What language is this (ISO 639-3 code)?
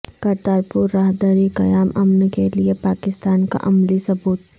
urd